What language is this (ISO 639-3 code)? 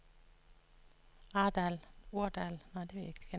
dan